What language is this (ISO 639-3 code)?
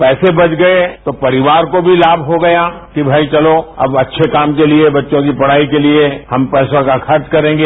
hin